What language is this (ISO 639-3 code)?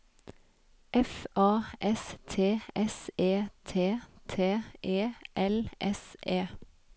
nor